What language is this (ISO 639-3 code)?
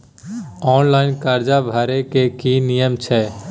mai